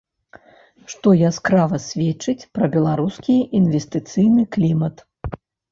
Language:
Belarusian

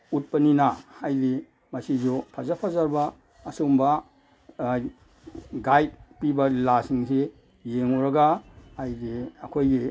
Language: Manipuri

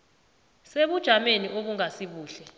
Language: South Ndebele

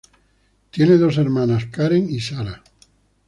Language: Spanish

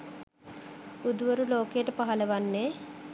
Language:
Sinhala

